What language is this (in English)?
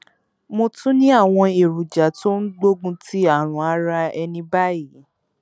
Yoruba